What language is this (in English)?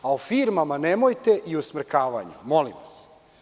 Serbian